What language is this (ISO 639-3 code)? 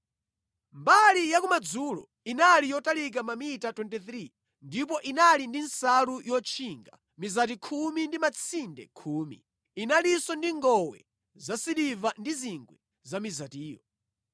nya